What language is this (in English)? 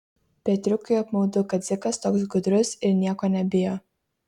Lithuanian